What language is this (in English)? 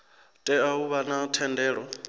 Venda